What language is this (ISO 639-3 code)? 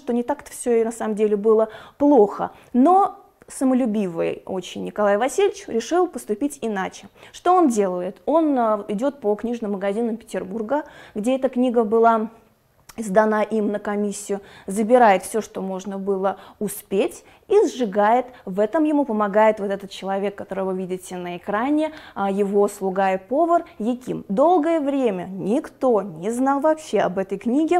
rus